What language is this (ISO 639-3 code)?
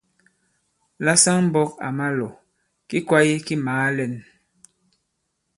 abb